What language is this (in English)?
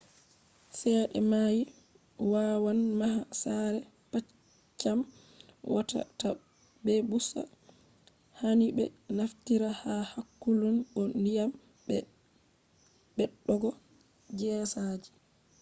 Fula